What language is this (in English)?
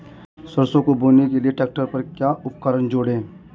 Hindi